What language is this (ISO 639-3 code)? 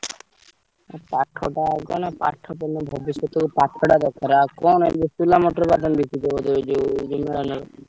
ori